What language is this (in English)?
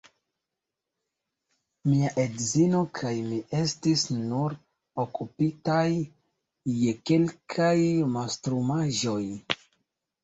Esperanto